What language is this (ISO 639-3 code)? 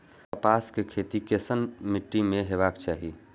mai